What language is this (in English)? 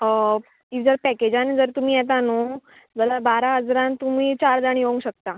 Konkani